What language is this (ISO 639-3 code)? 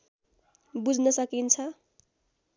nep